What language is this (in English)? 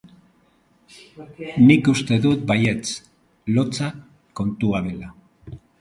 Basque